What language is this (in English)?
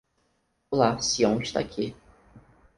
Portuguese